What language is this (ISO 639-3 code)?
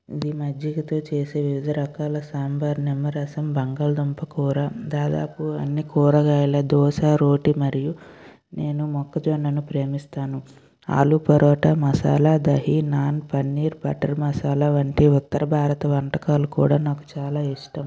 tel